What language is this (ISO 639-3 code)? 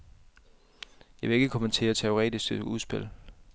dan